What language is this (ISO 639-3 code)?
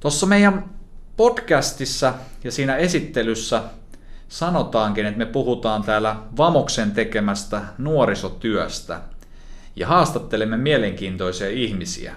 fin